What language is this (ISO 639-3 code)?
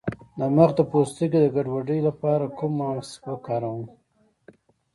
pus